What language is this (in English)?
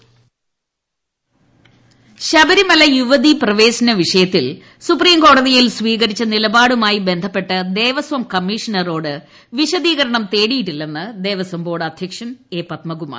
Malayalam